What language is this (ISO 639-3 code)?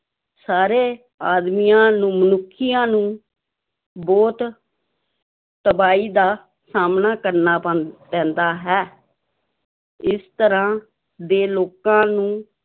pan